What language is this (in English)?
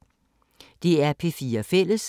Danish